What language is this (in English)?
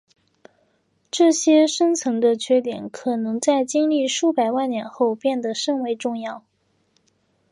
Chinese